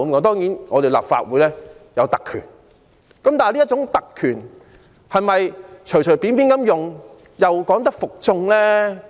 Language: Cantonese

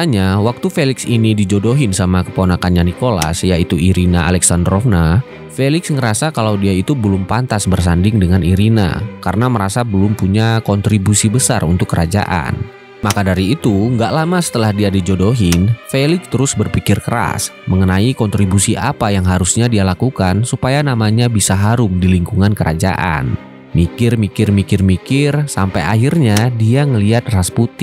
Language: Indonesian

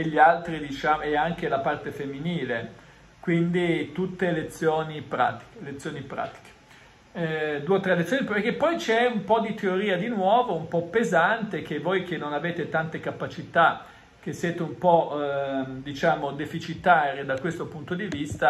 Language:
Italian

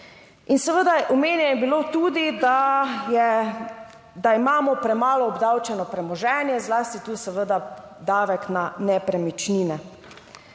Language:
Slovenian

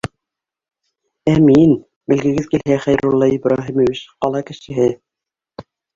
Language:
Bashkir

